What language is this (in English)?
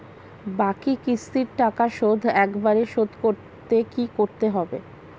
Bangla